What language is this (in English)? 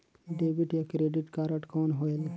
Chhattisgarhi